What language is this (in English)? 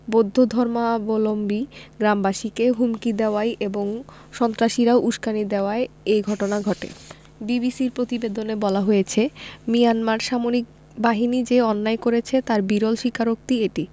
Bangla